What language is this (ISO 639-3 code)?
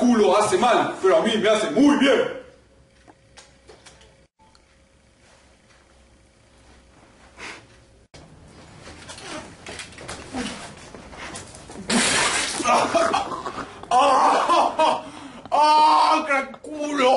spa